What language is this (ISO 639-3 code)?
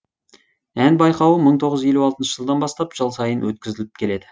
kaz